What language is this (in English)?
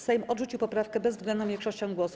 Polish